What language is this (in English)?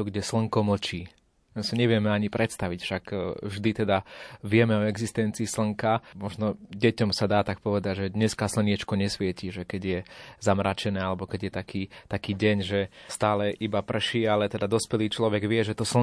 Slovak